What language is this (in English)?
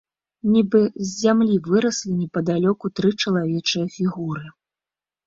Belarusian